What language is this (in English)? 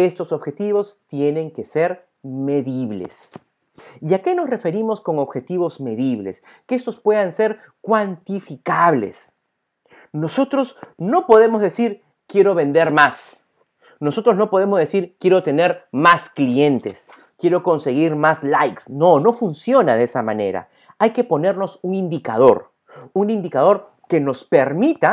Spanish